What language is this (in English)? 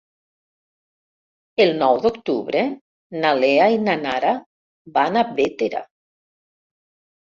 Catalan